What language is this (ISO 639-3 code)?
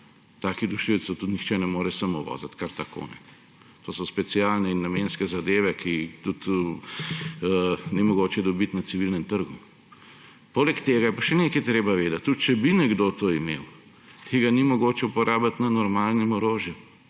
slv